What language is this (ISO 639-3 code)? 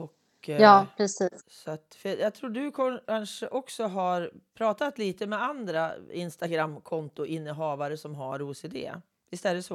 swe